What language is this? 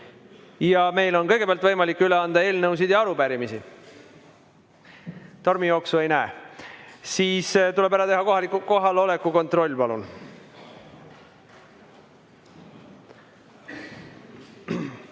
Estonian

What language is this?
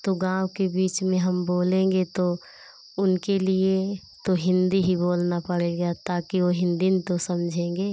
Hindi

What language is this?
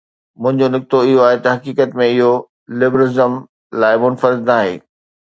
Sindhi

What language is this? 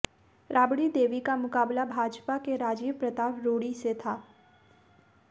Hindi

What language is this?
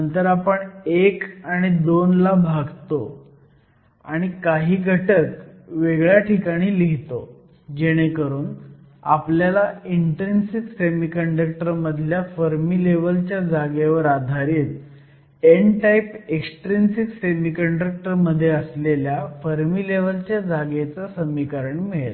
Marathi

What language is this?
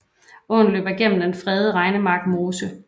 Danish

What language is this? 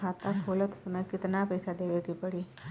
Bhojpuri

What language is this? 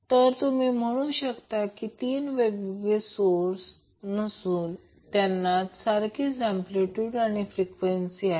Marathi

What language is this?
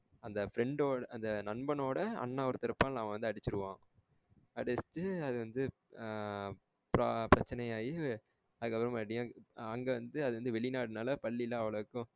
Tamil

